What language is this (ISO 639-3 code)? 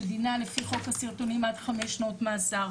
heb